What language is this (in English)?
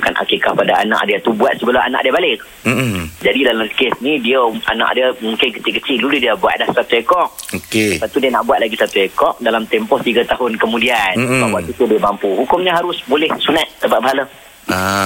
Malay